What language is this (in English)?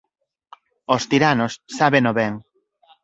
Galician